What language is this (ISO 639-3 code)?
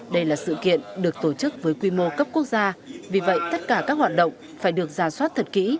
vie